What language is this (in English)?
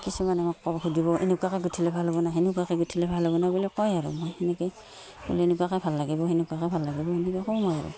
Assamese